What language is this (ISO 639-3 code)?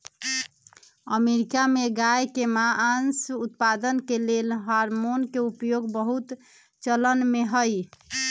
mag